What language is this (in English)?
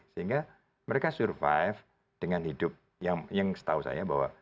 Indonesian